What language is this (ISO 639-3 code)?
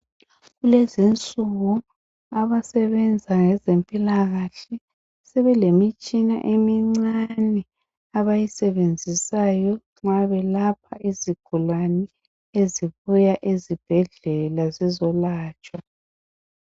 nde